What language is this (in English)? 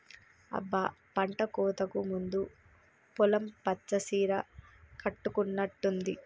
Telugu